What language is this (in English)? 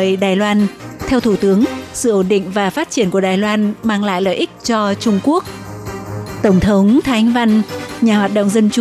Vietnamese